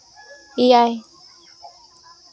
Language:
Santali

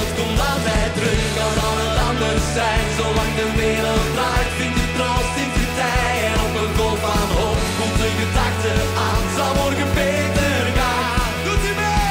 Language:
Dutch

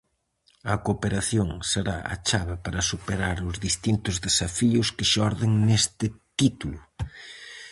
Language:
Galician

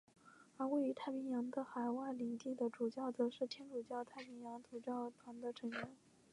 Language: Chinese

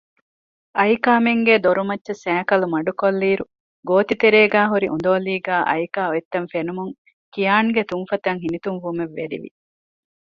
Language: Divehi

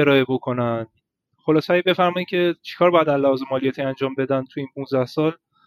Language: Persian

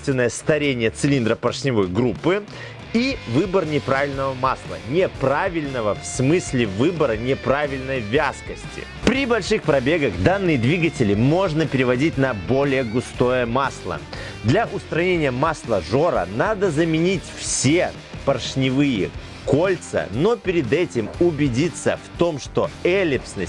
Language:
Russian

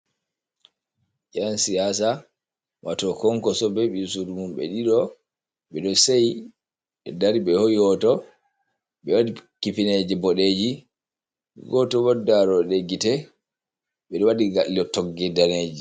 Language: Fula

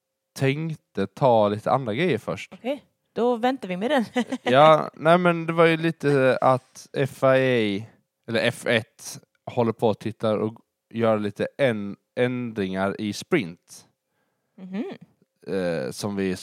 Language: Swedish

